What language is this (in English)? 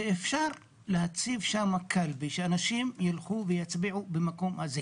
Hebrew